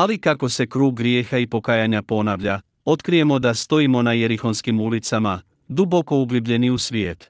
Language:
Croatian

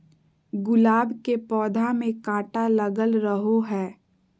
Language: Magahi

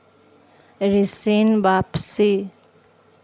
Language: Magahi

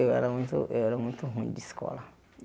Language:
Portuguese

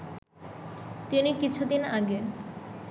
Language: Bangla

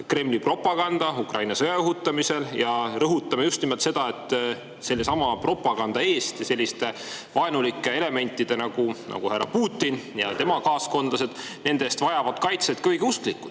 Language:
Estonian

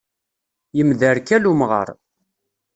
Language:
Kabyle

